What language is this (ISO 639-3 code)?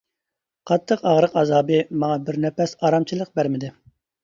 uig